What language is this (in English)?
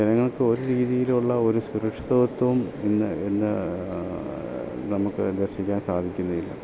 Malayalam